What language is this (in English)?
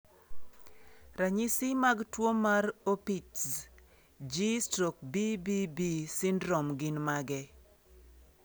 Luo (Kenya and Tanzania)